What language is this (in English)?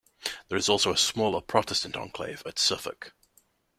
English